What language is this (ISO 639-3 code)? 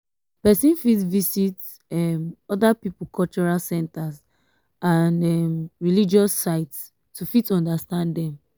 pcm